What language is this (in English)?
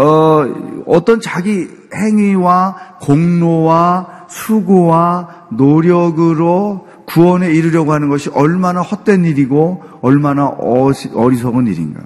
Korean